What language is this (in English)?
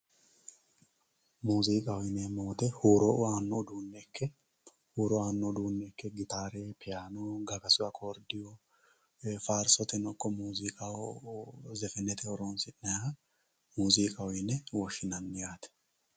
Sidamo